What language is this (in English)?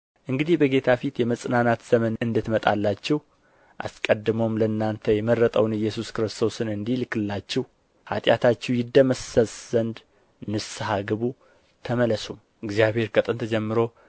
Amharic